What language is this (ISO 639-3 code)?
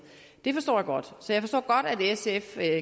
dan